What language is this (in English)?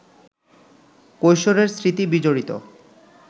Bangla